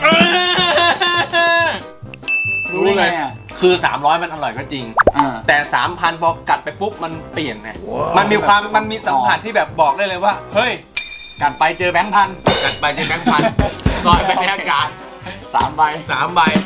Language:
Thai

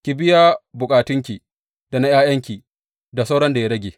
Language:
Hausa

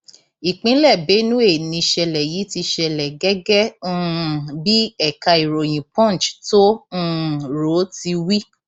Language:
Yoruba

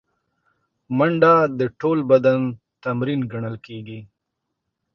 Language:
Pashto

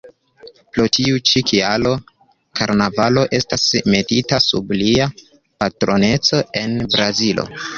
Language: Esperanto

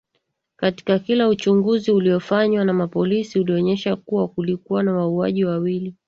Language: Swahili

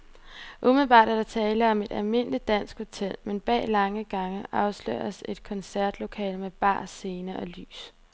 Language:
Danish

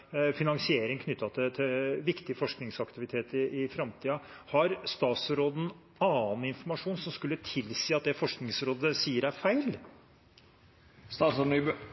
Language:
Norwegian Bokmål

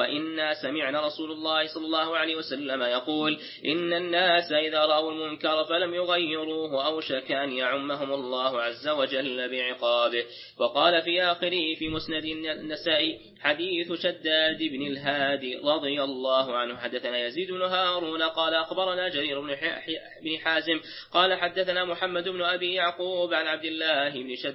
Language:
Arabic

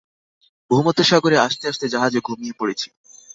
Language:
Bangla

